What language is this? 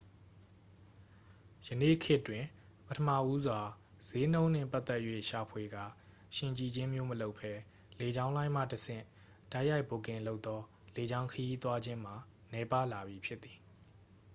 Burmese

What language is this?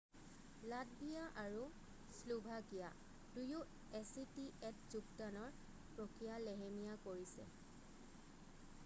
Assamese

